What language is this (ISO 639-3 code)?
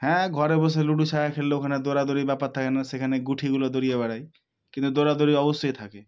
ben